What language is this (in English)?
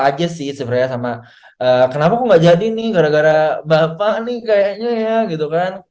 Indonesian